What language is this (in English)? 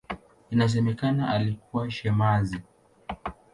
Swahili